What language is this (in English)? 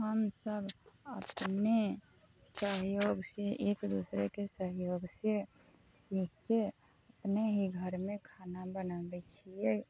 Maithili